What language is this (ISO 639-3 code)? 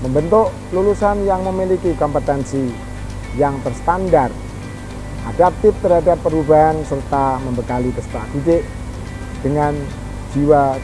ind